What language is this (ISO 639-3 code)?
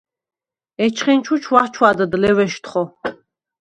sva